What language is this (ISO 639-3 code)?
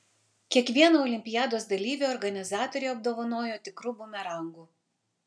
lit